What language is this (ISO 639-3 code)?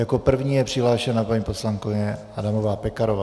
ces